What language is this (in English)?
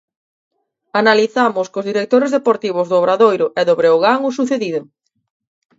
Galician